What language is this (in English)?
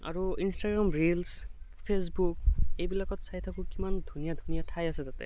Assamese